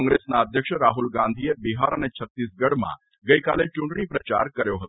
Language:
Gujarati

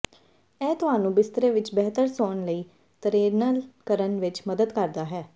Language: Punjabi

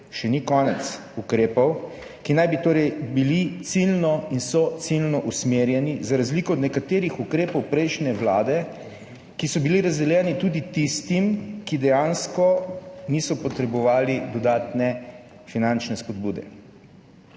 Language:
Slovenian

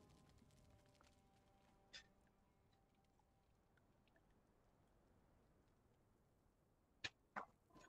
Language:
Russian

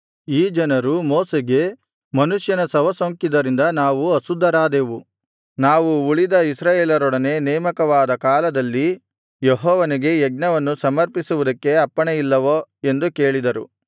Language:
Kannada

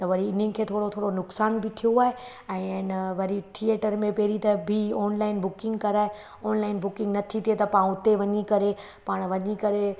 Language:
Sindhi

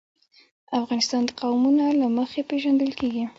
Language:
Pashto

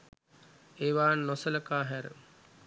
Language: Sinhala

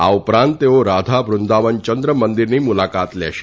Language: Gujarati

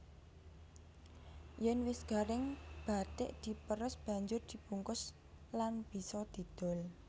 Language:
Javanese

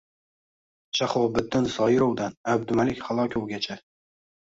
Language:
Uzbek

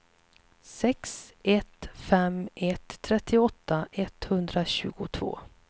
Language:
Swedish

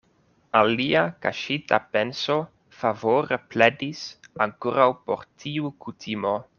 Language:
Esperanto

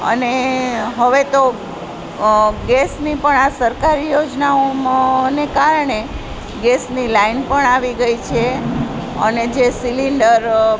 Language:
Gujarati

